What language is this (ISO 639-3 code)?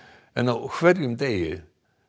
isl